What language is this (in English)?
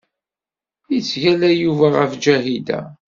Kabyle